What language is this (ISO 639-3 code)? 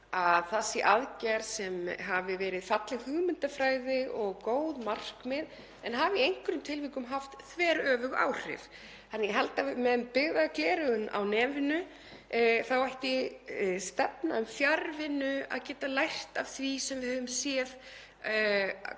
isl